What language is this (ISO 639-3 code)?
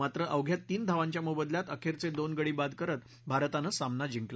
mar